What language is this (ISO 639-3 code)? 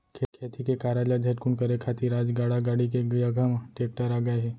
hne